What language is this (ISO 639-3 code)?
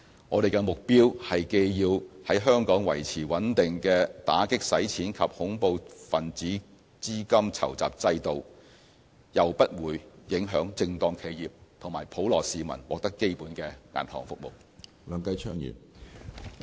yue